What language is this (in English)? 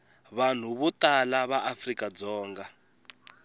Tsonga